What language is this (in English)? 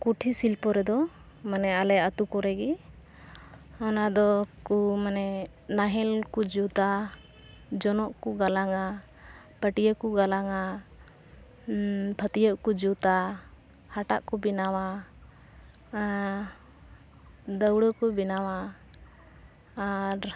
Santali